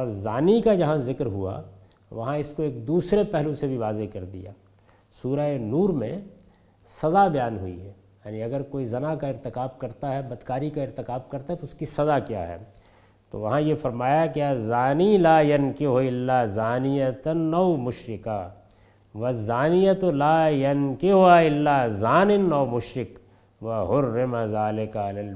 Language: Urdu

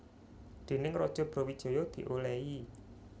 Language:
Javanese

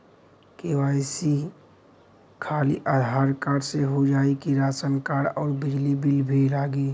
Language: Bhojpuri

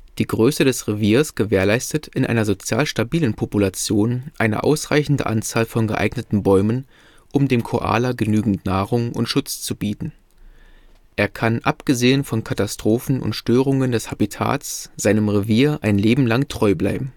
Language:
German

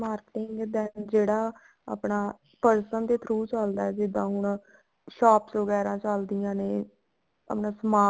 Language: Punjabi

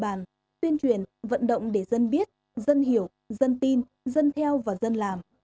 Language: Vietnamese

